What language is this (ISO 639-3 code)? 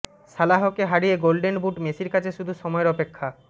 ben